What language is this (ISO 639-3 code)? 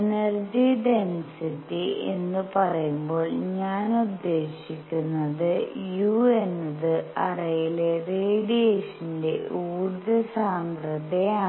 mal